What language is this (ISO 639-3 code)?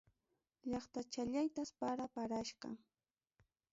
quy